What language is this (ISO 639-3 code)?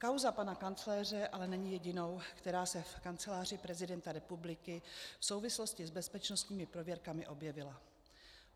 ces